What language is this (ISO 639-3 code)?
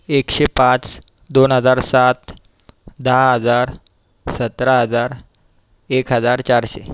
mar